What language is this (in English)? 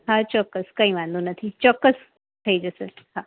Gujarati